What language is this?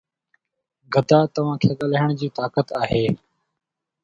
Sindhi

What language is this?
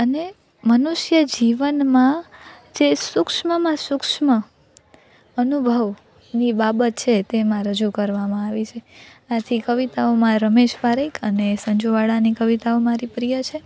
Gujarati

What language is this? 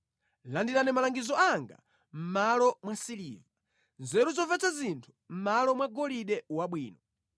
Nyanja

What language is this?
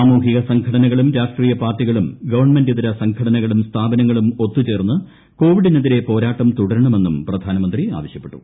Malayalam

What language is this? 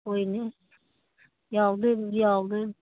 Manipuri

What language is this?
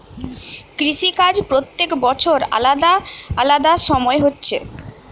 Bangla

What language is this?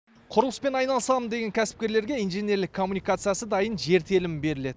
Kazakh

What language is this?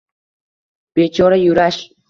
Uzbek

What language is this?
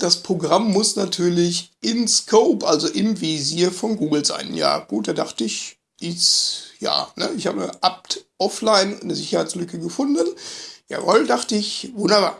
German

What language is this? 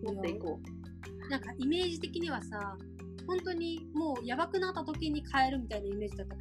Japanese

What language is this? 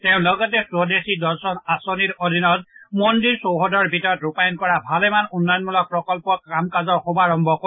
Assamese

